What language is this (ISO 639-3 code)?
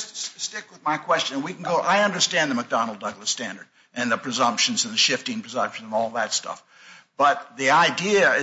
eng